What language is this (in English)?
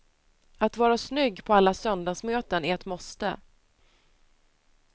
Swedish